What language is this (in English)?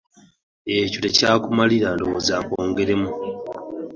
Ganda